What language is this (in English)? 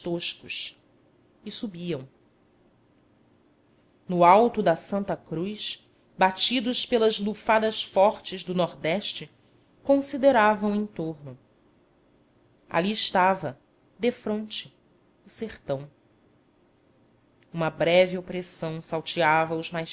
Portuguese